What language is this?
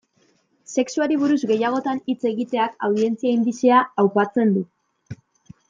Basque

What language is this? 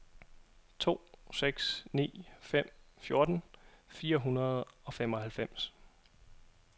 Danish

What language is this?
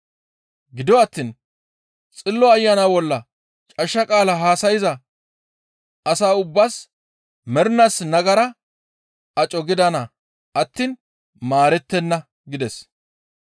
Gamo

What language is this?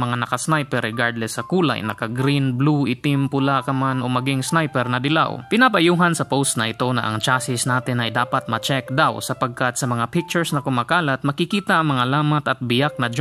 Filipino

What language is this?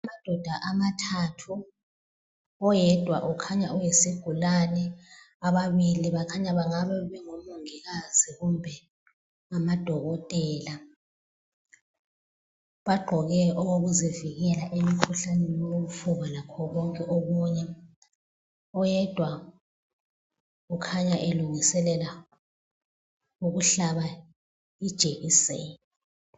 North Ndebele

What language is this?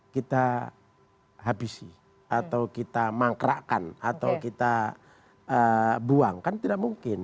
Indonesian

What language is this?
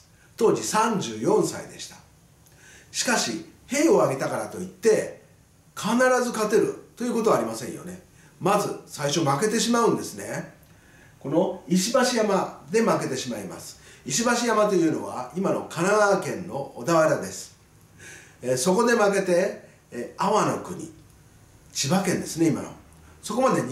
Japanese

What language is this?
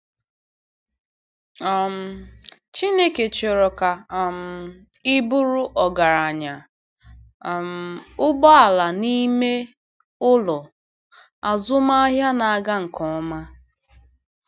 Igbo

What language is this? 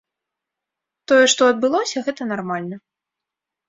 Belarusian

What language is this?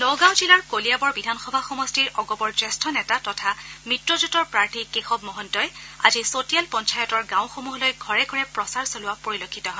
Assamese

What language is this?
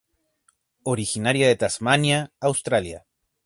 Spanish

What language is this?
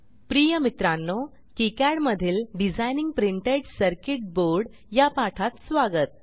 Marathi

